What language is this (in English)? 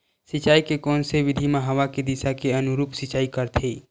Chhattisgarhi